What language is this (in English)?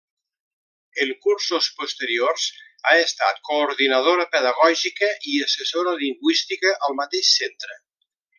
Catalan